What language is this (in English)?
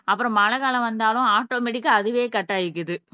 Tamil